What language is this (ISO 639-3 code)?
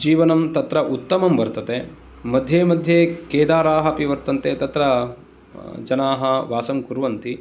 san